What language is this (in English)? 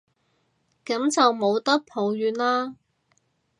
Cantonese